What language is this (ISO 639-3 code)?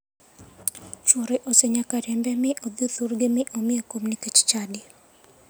luo